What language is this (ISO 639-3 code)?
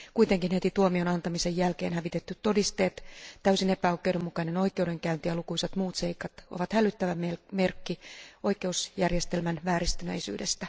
fin